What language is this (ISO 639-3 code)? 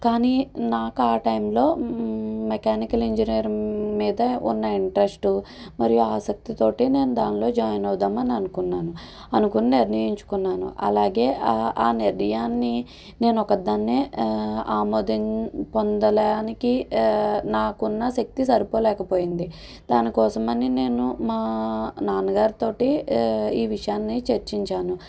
tel